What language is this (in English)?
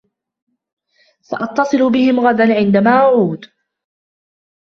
Arabic